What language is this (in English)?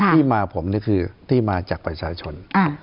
Thai